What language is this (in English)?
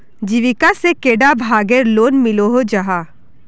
Magahi